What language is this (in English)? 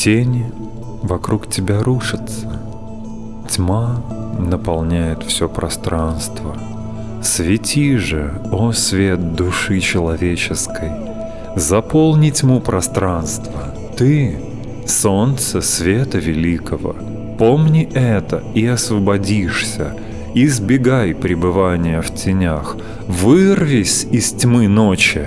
Russian